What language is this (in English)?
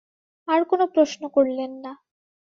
Bangla